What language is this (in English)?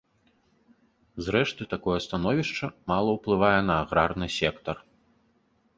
Belarusian